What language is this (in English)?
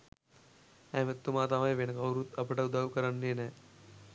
Sinhala